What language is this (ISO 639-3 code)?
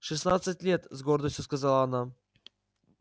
rus